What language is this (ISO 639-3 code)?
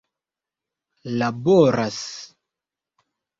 epo